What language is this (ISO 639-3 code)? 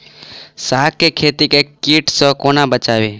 mai